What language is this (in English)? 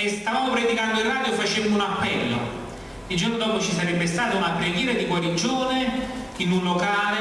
Italian